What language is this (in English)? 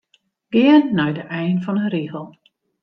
Western Frisian